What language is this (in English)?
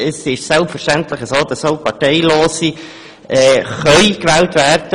Swiss German